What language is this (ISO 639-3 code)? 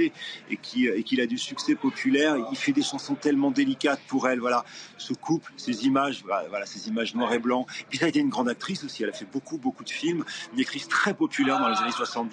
fra